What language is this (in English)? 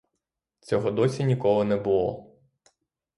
Ukrainian